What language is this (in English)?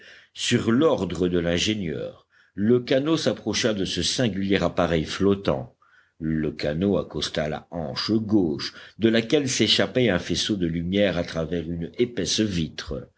French